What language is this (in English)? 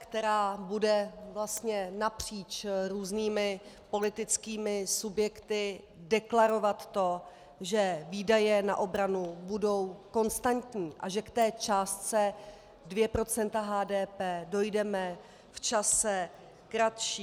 Czech